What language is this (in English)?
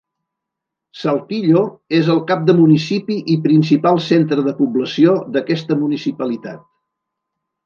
Catalan